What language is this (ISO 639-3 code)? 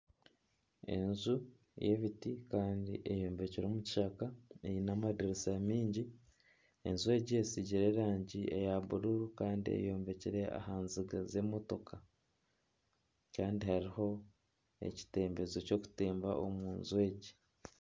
nyn